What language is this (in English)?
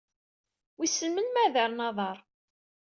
Kabyle